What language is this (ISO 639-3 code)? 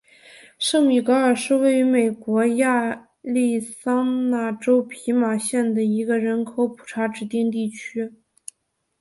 zho